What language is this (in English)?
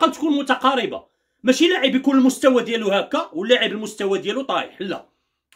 Arabic